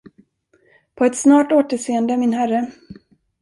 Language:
Swedish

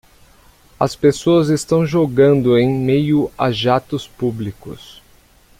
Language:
Portuguese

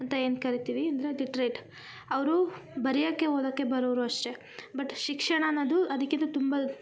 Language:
Kannada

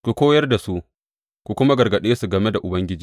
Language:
Hausa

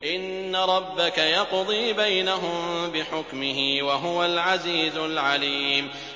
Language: Arabic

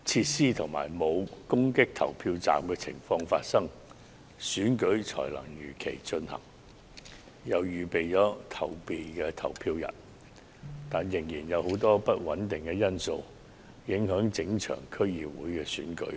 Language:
Cantonese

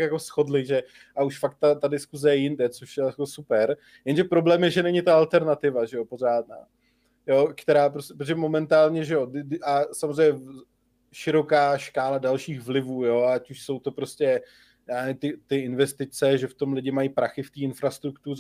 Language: Czech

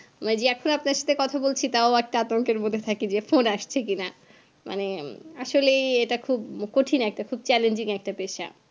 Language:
Bangla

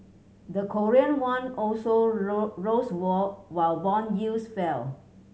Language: English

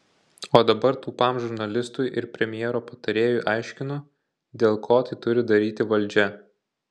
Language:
Lithuanian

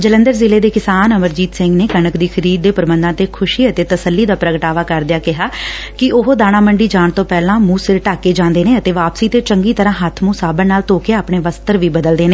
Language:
Punjabi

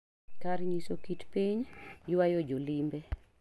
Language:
Luo (Kenya and Tanzania)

